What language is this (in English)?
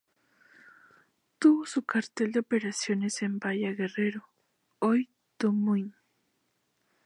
Spanish